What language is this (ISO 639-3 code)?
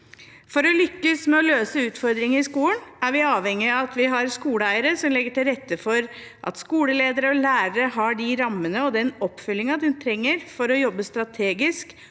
nor